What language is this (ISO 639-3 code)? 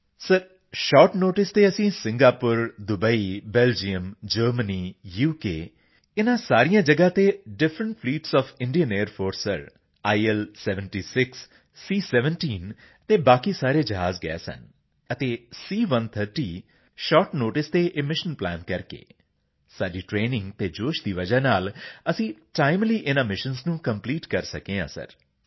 pan